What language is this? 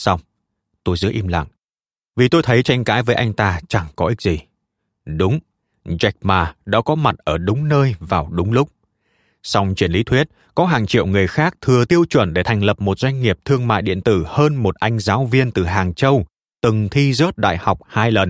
Vietnamese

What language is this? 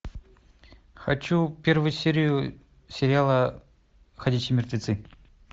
Russian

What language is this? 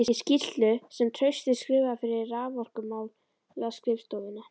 Icelandic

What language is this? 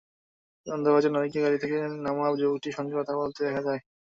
Bangla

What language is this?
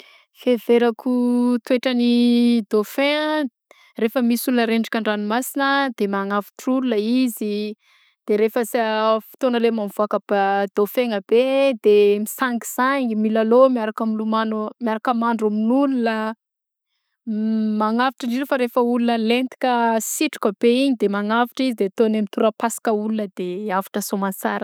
Southern Betsimisaraka Malagasy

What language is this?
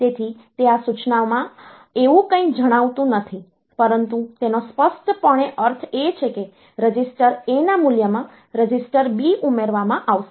Gujarati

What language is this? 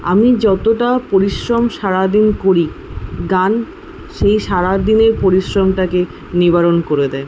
Bangla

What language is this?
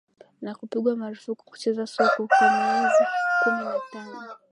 Swahili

